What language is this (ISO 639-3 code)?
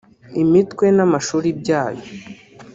kin